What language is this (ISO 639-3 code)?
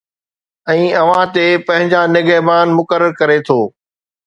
snd